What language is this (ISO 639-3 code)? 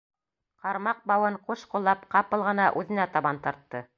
bak